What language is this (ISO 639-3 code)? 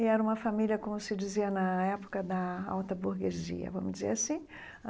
por